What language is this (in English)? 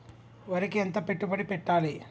Telugu